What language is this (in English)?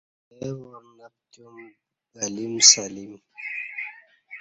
Kati